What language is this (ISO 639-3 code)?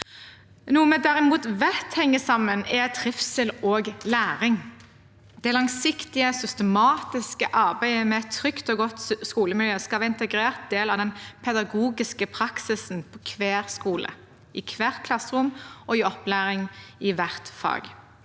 nor